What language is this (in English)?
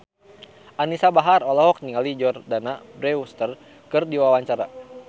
Sundanese